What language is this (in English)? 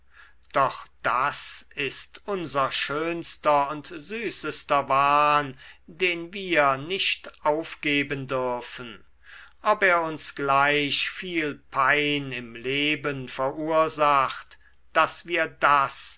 German